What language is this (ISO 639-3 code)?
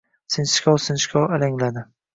uzb